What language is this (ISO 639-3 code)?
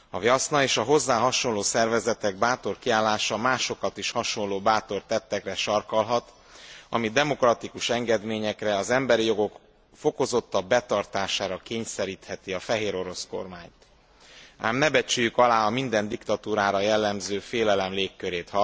hun